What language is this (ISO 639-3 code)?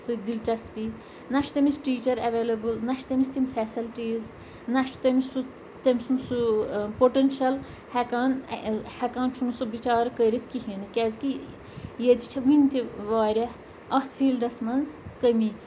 kas